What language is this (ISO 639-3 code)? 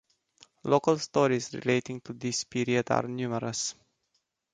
eng